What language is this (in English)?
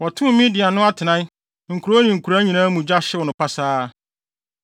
Akan